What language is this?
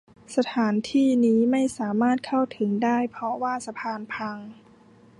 Thai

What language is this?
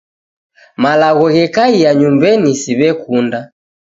Taita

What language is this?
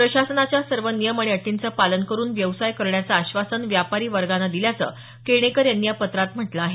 Marathi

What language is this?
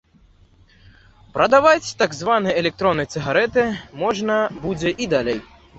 Belarusian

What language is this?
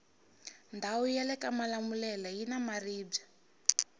Tsonga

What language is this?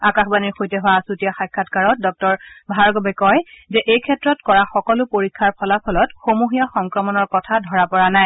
Assamese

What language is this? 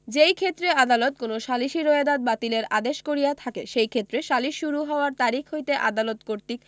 Bangla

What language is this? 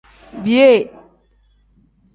Tem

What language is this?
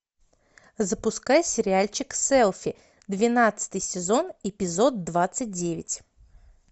Russian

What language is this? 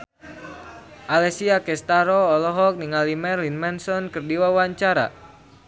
Sundanese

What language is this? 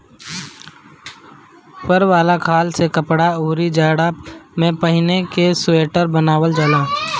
Bhojpuri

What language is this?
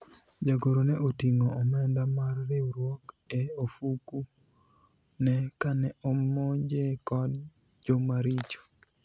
Luo (Kenya and Tanzania)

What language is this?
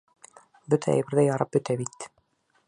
Bashkir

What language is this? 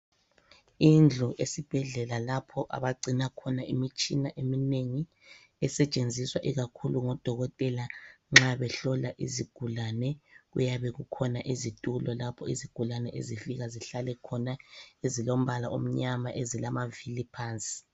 North Ndebele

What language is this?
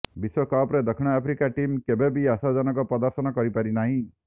Odia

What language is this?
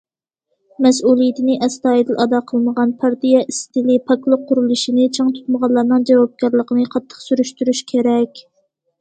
Uyghur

